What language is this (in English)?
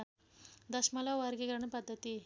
Nepali